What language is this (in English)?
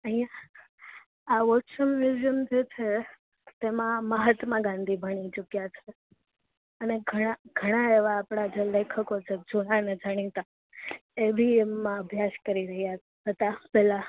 Gujarati